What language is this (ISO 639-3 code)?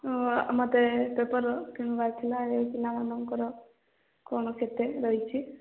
ori